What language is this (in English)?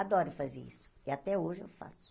Portuguese